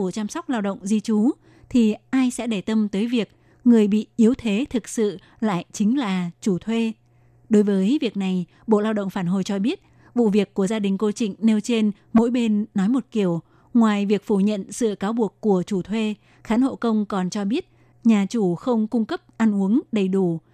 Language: Vietnamese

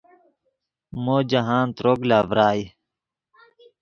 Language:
Yidgha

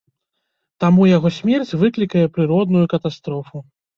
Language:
Belarusian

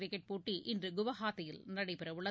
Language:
Tamil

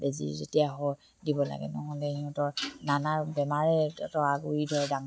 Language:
Assamese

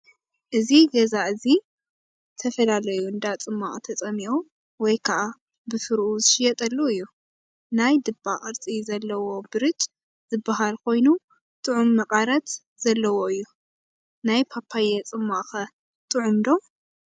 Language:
Tigrinya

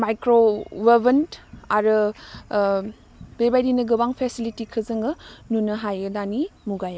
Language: Bodo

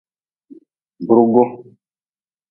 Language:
Nawdm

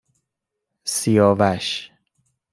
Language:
Persian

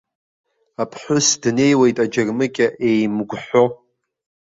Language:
Abkhazian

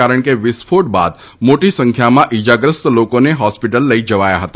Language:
Gujarati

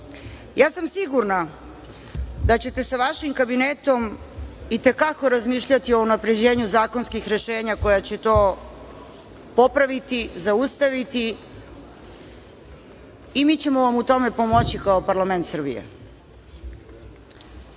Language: Serbian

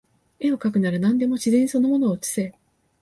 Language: Japanese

